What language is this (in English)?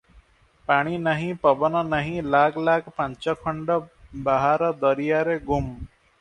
Odia